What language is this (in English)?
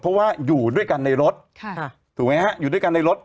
Thai